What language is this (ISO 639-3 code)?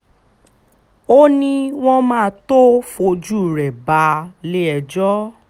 yor